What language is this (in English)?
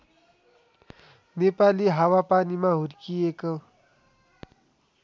Nepali